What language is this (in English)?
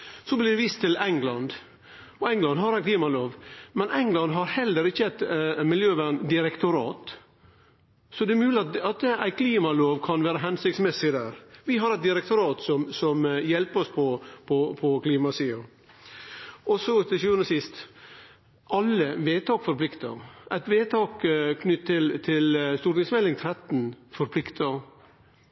Norwegian Nynorsk